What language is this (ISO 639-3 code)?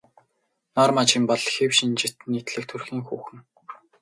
mon